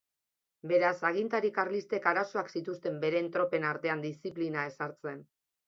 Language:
Basque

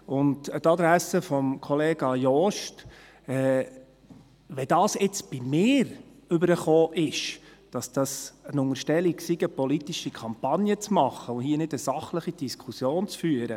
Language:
Swiss German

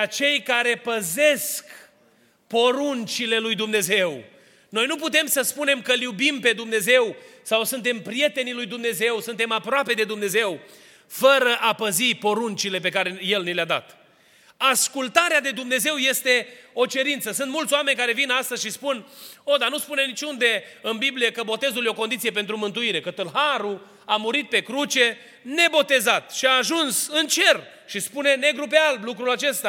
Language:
Romanian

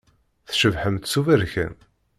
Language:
Kabyle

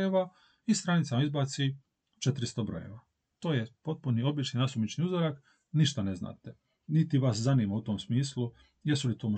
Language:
Croatian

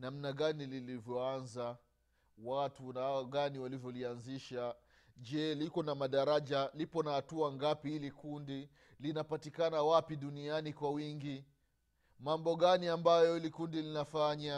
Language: Swahili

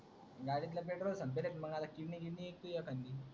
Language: Marathi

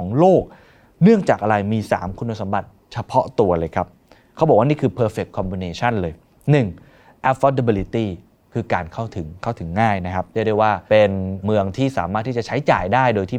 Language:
Thai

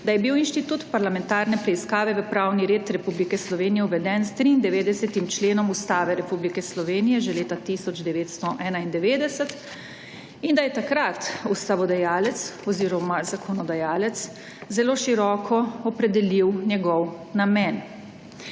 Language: Slovenian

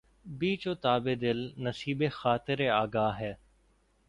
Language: Urdu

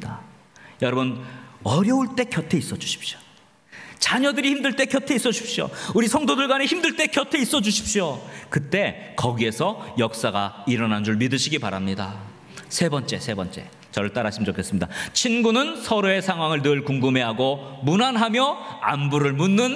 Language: Korean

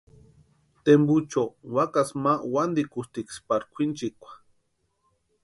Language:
Western Highland Purepecha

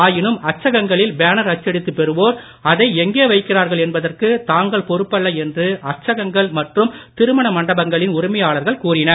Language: Tamil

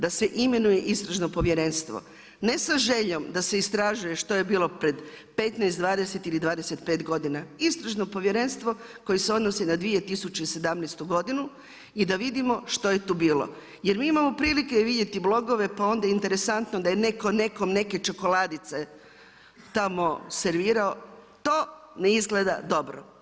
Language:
Croatian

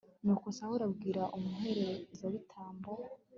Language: Kinyarwanda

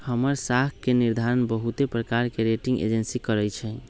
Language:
Magahi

